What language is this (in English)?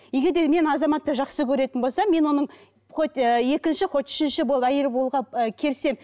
Kazakh